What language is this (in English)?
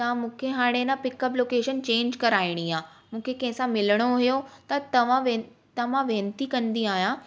Sindhi